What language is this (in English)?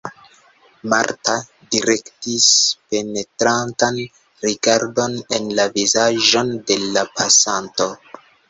Esperanto